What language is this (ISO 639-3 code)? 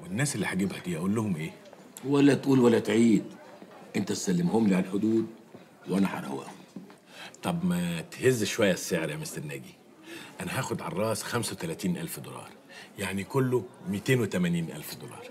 ara